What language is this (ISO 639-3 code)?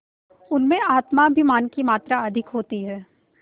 hin